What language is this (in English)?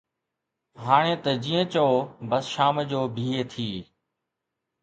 Sindhi